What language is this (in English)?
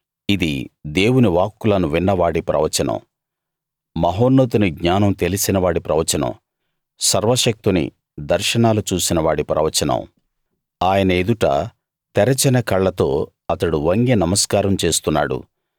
Telugu